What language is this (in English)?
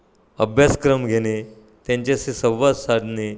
Marathi